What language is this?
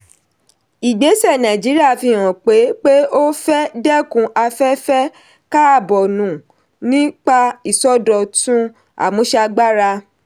Yoruba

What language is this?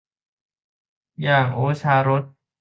Thai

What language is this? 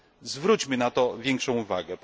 Polish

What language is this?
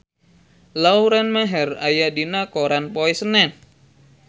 Sundanese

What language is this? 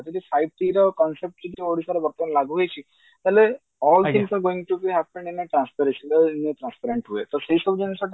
Odia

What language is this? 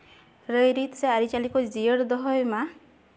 Santali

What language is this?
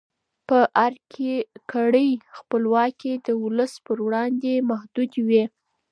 Pashto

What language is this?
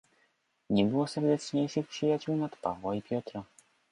Polish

